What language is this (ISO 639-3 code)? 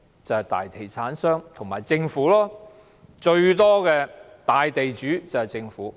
yue